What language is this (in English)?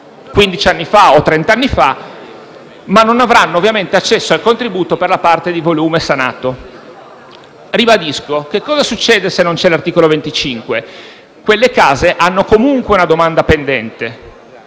Italian